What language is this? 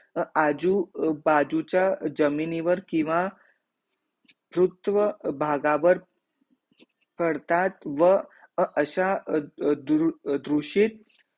Marathi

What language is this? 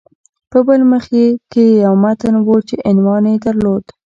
Pashto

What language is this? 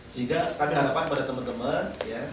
Indonesian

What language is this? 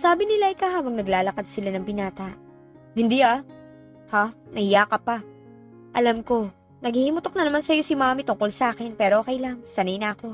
Filipino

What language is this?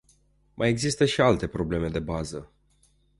Romanian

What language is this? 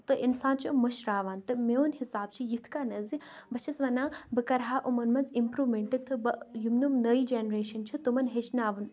Kashmiri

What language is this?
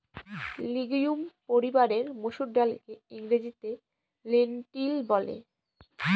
Bangla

